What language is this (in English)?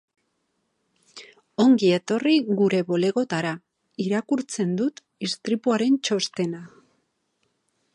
Basque